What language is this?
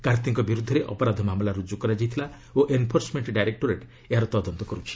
Odia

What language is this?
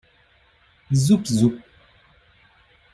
Hungarian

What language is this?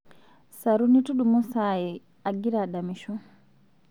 Masai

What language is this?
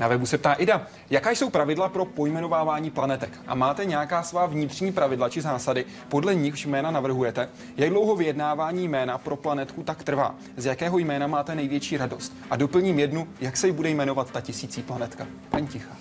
Czech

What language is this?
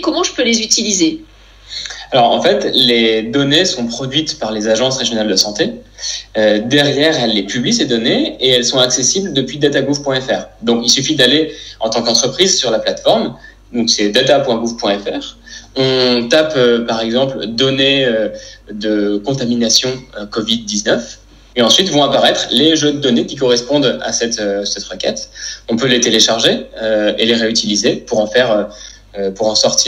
French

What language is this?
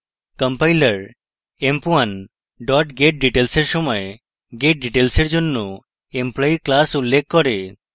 Bangla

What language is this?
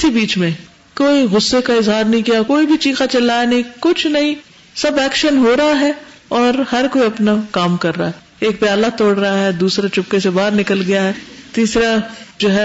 Urdu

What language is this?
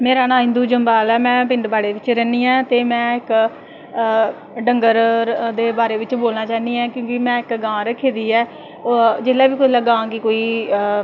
Dogri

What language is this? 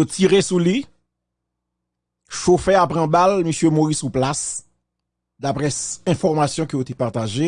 French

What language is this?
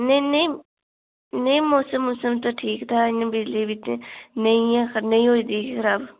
Dogri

